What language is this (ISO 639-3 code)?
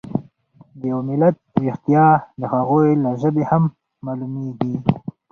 pus